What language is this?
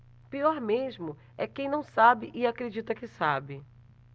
Portuguese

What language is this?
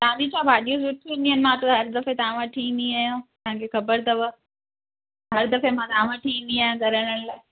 Sindhi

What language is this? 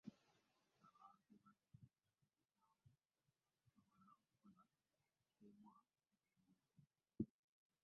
Ganda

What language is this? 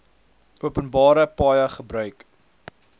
Afrikaans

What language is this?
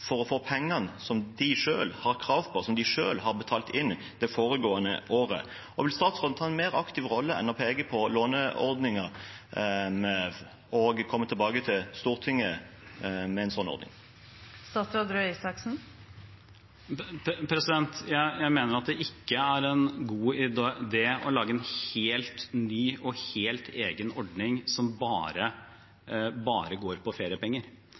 Norwegian Bokmål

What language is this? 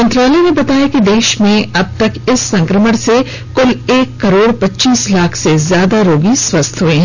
Hindi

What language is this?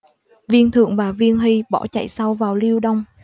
Vietnamese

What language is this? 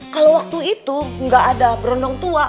Indonesian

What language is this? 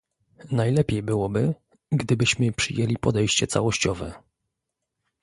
Polish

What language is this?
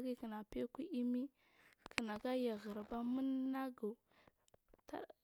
Marghi South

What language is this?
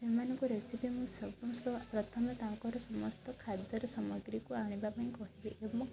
Odia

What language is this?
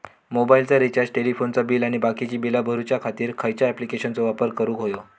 Marathi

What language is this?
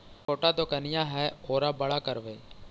Magahi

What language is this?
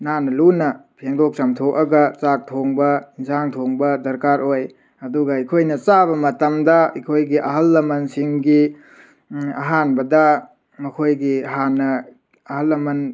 Manipuri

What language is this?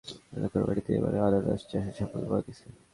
Bangla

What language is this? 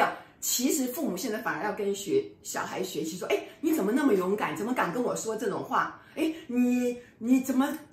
Chinese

